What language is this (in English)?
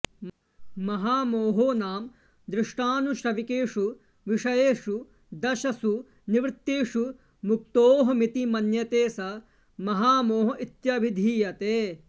Sanskrit